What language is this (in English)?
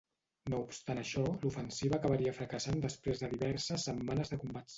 Catalan